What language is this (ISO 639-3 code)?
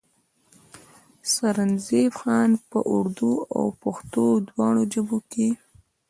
pus